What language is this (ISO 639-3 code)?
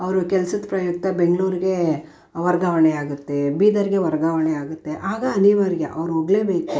kan